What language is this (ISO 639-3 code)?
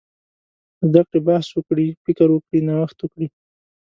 pus